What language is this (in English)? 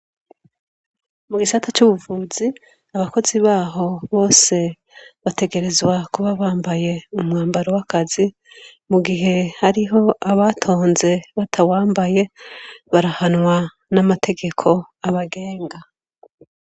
Rundi